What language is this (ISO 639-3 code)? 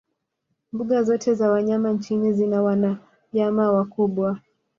swa